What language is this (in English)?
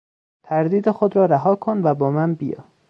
Persian